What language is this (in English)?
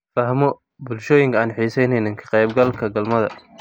Somali